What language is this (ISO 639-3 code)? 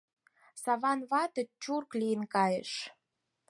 chm